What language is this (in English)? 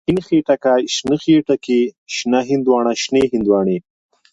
Pashto